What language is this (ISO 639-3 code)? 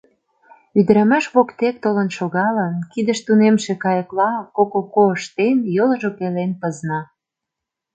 chm